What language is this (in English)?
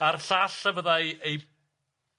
Welsh